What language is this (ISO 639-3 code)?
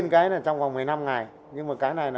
vie